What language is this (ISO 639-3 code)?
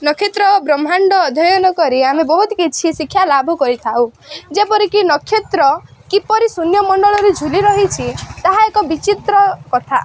ori